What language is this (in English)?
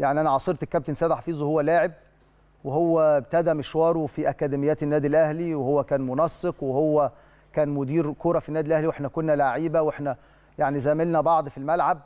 Arabic